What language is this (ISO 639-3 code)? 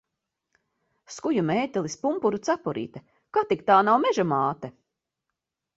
lav